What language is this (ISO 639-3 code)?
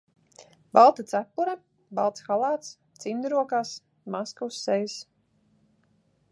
lav